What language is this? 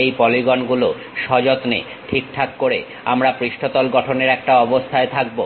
Bangla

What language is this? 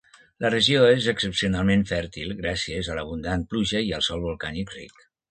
Catalan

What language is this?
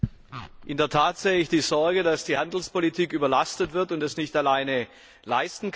German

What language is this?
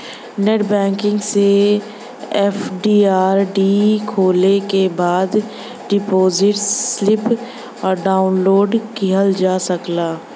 Bhojpuri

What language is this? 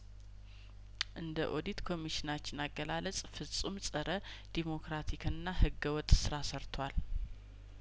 Amharic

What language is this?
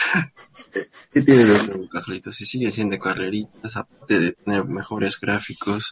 Spanish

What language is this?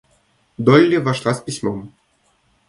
Russian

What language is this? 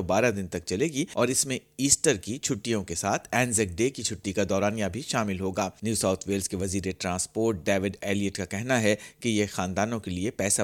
Urdu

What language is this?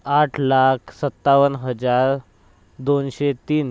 Marathi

